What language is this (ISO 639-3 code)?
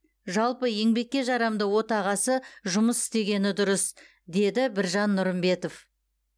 kaz